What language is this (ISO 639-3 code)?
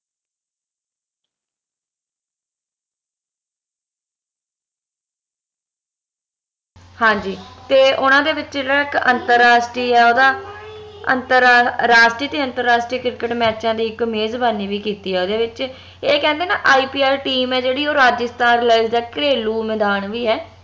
pan